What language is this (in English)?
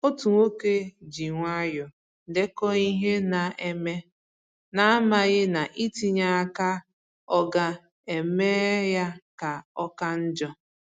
Igbo